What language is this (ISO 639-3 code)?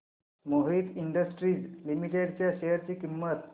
mar